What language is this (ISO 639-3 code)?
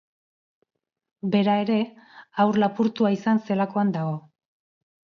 eus